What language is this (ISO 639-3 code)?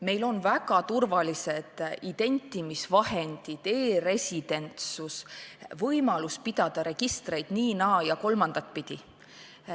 est